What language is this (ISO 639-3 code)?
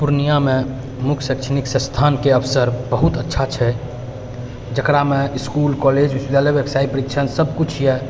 mai